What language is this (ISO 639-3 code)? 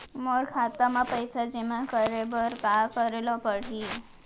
hne